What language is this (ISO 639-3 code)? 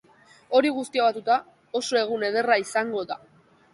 eus